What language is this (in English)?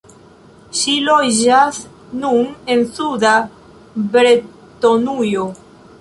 Esperanto